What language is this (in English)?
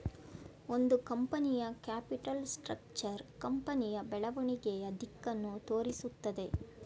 Kannada